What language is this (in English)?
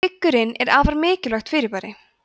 Icelandic